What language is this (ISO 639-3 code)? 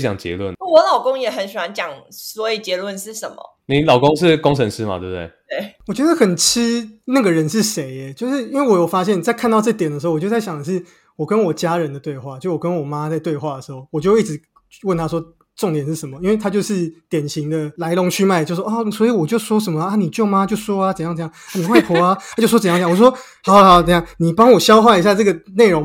zho